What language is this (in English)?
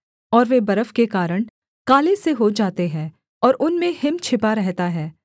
Hindi